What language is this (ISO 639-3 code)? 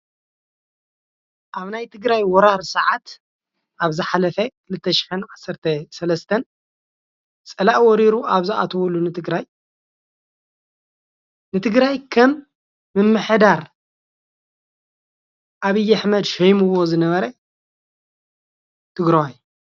tir